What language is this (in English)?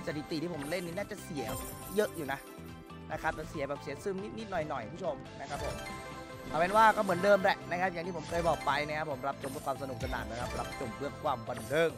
Thai